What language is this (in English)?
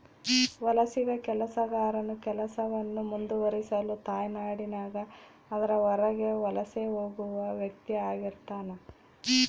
Kannada